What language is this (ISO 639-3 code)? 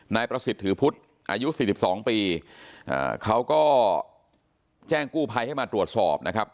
tha